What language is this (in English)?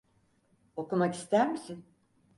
Turkish